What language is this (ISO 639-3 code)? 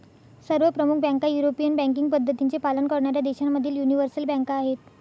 mar